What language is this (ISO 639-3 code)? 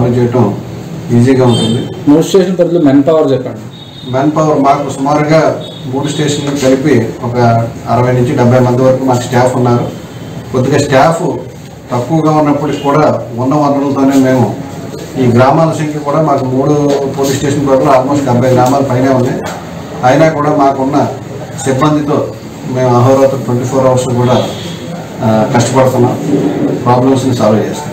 ind